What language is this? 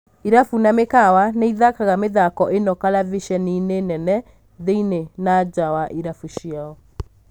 Kikuyu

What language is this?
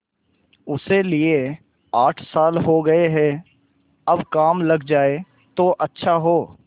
Hindi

